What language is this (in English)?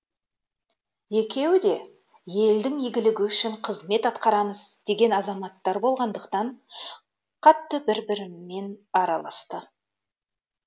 Kazakh